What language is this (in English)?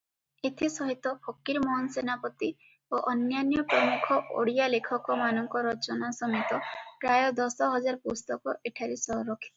Odia